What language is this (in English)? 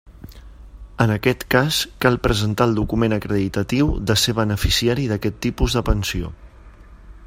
Catalan